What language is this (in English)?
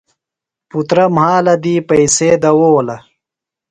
Phalura